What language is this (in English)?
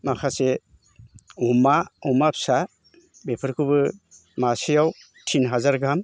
Bodo